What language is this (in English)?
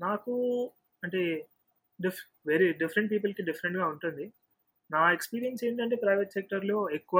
Telugu